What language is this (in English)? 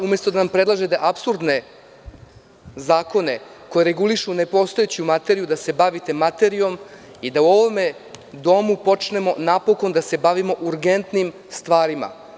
Serbian